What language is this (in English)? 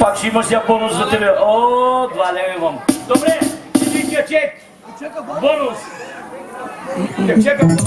Turkish